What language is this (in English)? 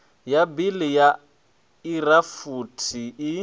Venda